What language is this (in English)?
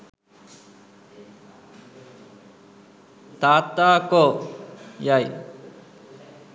Sinhala